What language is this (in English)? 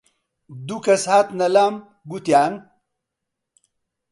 Central Kurdish